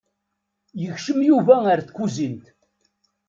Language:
Kabyle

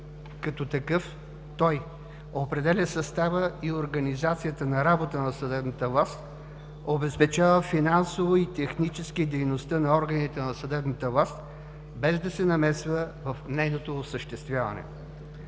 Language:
Bulgarian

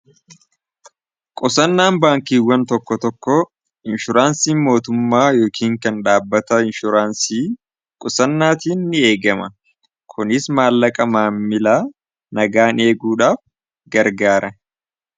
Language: Oromo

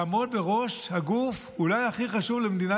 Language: Hebrew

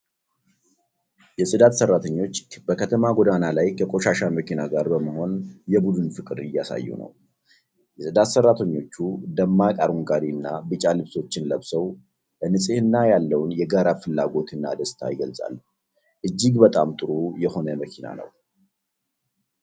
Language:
Amharic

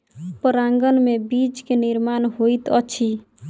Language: Maithili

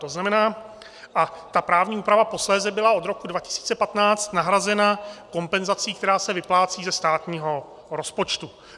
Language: Czech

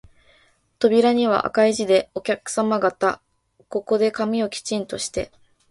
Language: Japanese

